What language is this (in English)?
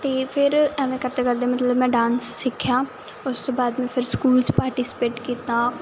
Punjabi